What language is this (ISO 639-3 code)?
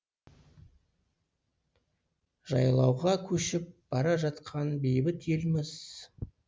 kaz